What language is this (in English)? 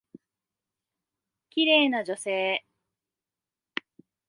Japanese